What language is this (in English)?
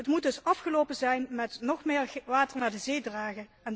Dutch